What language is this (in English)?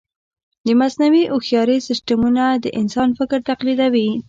Pashto